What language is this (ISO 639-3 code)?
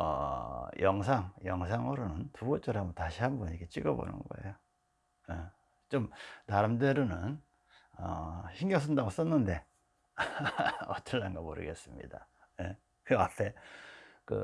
kor